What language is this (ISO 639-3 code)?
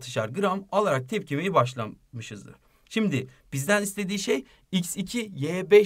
tur